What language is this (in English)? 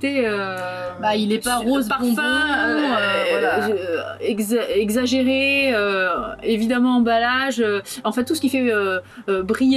French